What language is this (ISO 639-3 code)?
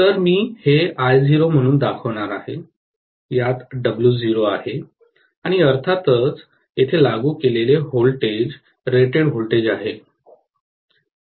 mar